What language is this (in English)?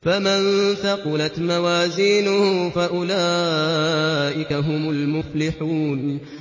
Arabic